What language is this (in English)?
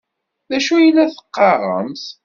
Kabyle